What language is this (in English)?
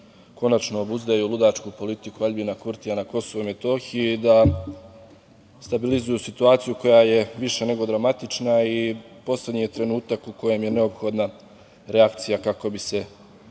Serbian